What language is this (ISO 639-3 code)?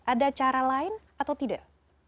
ind